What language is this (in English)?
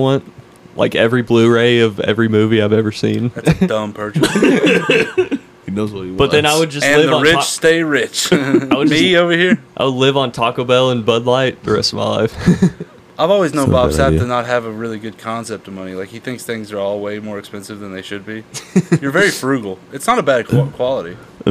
English